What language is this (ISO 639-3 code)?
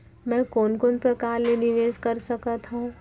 hne